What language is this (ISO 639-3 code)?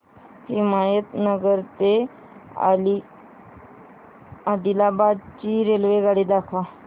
mar